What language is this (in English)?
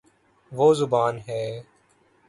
Urdu